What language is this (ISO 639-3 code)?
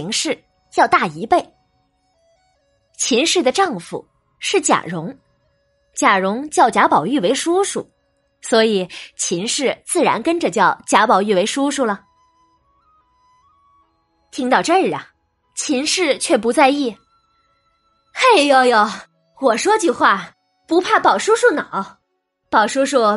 zho